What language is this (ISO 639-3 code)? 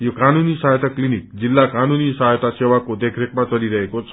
nep